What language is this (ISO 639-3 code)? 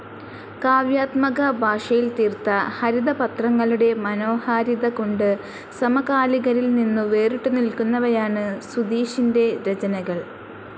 mal